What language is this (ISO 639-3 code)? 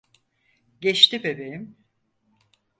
tur